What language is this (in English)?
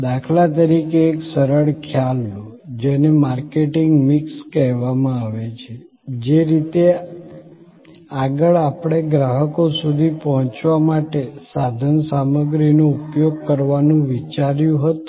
Gujarati